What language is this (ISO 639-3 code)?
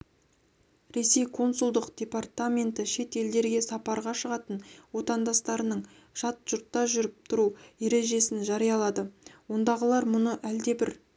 kaz